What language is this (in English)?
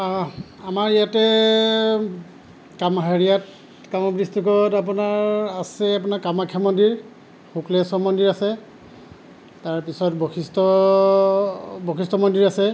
Assamese